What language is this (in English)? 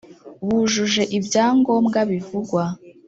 Kinyarwanda